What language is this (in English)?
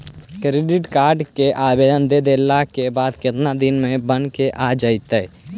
Magahi